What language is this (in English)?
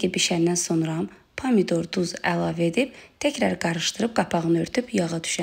Turkish